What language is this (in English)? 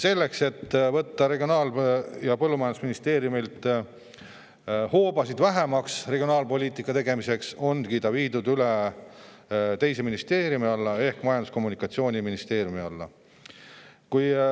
Estonian